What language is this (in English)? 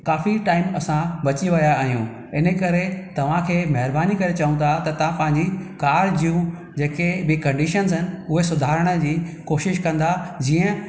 Sindhi